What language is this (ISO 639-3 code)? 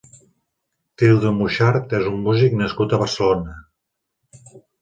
cat